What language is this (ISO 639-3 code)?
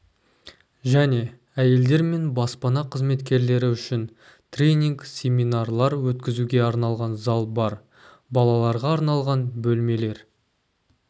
kaz